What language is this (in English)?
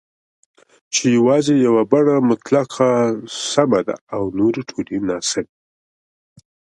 Pashto